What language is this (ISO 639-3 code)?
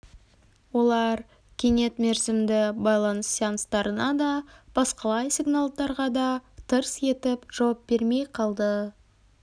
kaz